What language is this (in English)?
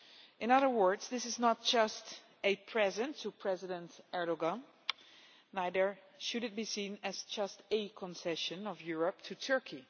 English